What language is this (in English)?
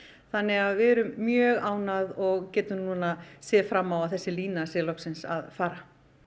Icelandic